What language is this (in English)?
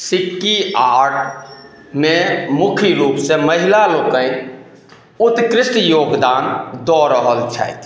Maithili